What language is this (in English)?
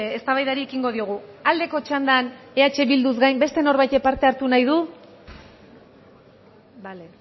Basque